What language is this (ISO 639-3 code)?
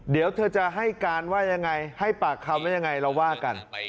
tha